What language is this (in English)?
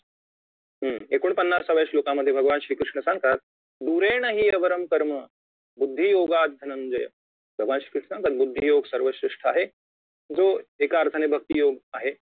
Marathi